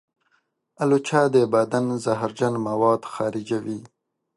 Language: Pashto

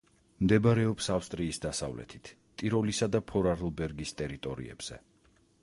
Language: Georgian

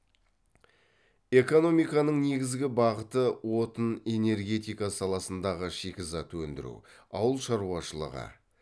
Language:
Kazakh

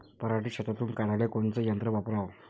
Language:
Marathi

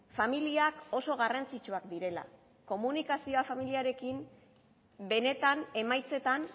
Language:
Basque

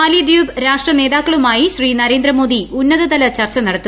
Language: Malayalam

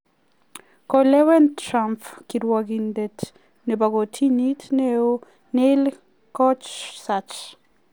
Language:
Kalenjin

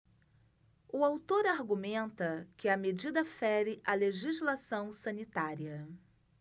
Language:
Portuguese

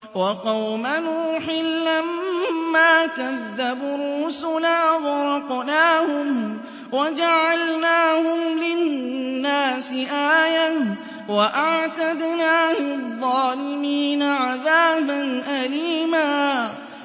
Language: Arabic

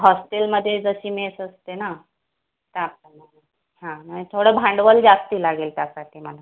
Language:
Marathi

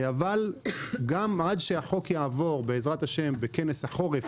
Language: Hebrew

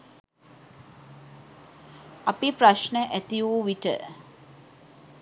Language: Sinhala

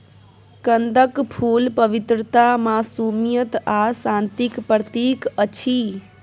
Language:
Maithili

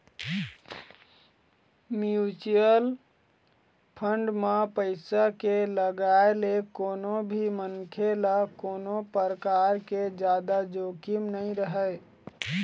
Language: Chhattisgarhi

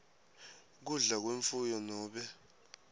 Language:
Swati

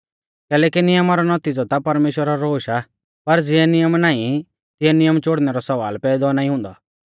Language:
Mahasu Pahari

